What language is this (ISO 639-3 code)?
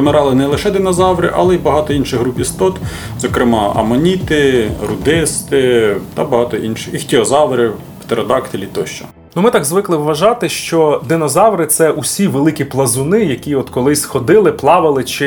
ukr